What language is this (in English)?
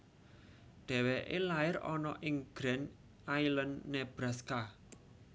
Javanese